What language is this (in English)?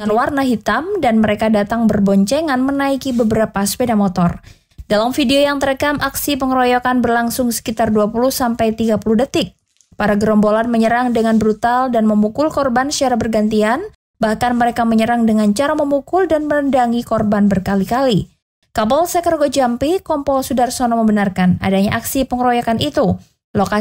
Indonesian